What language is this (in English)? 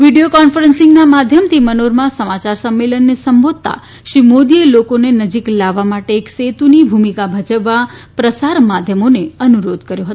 Gujarati